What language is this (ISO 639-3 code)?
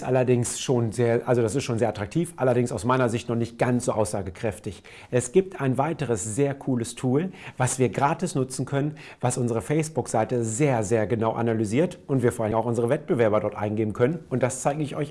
deu